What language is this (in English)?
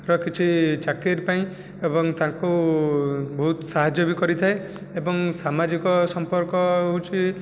Odia